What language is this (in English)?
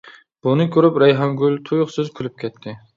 Uyghur